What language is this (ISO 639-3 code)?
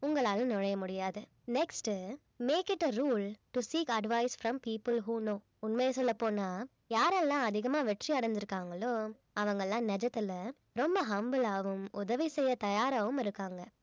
tam